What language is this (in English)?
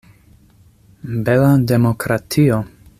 Esperanto